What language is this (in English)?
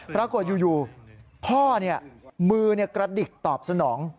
Thai